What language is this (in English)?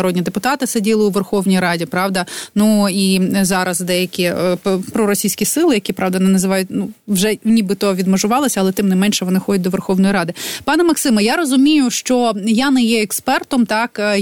Ukrainian